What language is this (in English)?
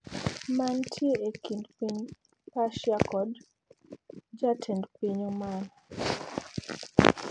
Luo (Kenya and Tanzania)